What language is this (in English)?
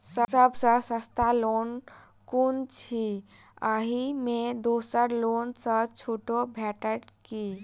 Maithili